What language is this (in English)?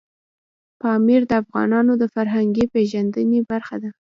Pashto